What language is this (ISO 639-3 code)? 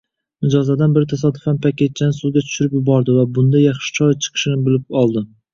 uzb